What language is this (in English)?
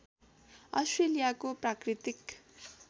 Nepali